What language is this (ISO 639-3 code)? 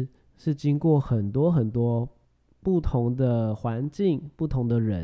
zho